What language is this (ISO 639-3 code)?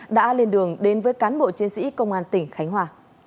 vie